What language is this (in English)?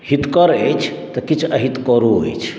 Maithili